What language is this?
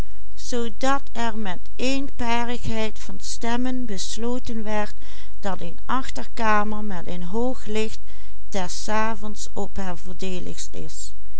Dutch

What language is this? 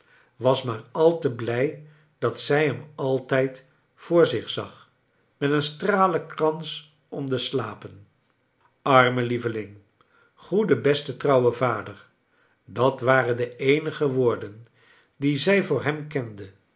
Dutch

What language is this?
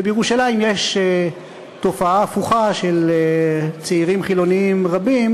Hebrew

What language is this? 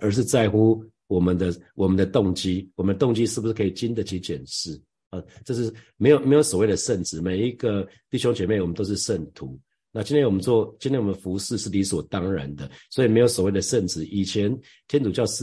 Chinese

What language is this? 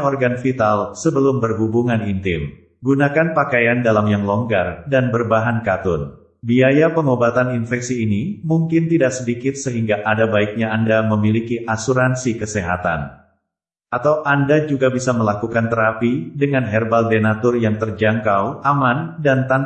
Indonesian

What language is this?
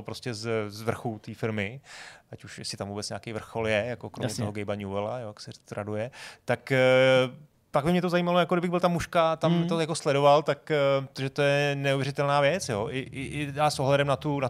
Czech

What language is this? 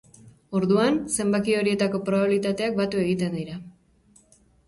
Basque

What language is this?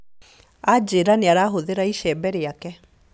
Kikuyu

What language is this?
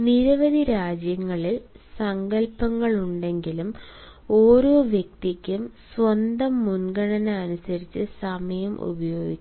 Malayalam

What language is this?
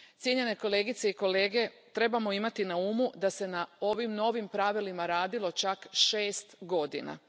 Croatian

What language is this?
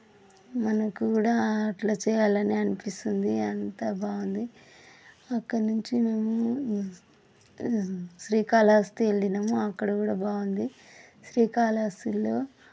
Telugu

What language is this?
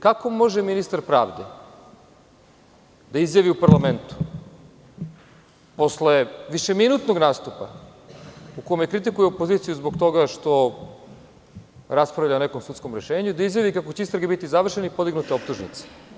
Serbian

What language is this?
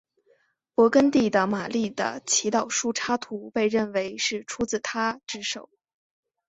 Chinese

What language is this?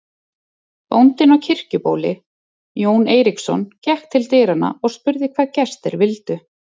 Icelandic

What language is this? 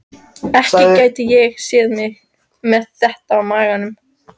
Icelandic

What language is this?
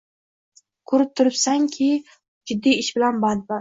Uzbek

